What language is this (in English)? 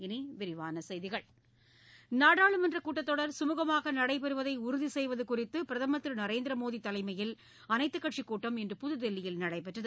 Tamil